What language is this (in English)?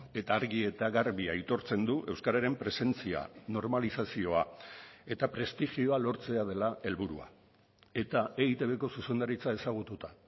Basque